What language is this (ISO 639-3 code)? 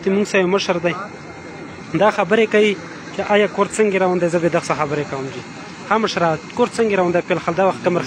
ara